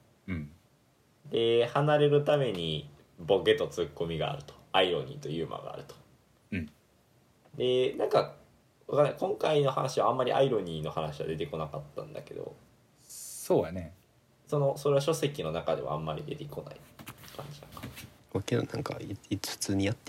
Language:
Japanese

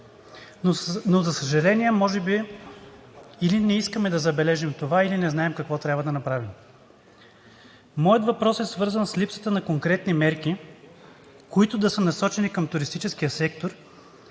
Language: Bulgarian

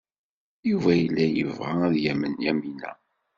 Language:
Kabyle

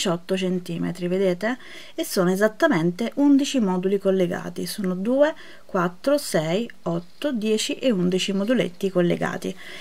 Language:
Italian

